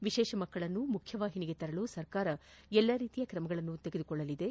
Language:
Kannada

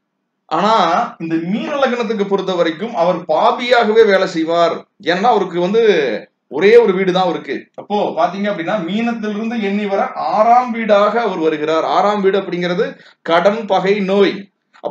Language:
English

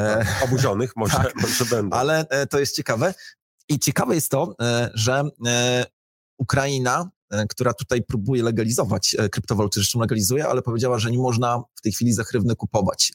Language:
Polish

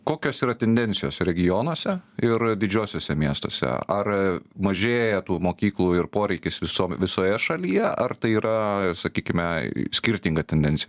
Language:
Lithuanian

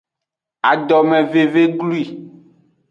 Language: Aja (Benin)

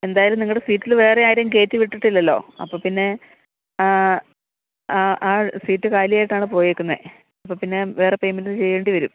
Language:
Malayalam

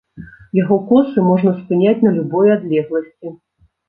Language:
Belarusian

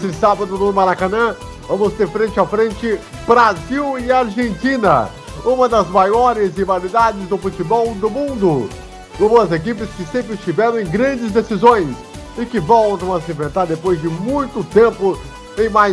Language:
Portuguese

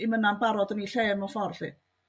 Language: Welsh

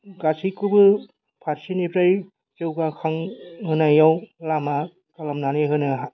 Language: Bodo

